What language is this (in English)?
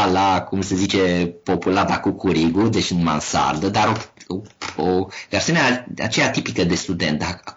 Romanian